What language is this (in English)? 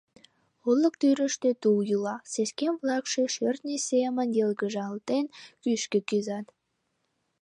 Mari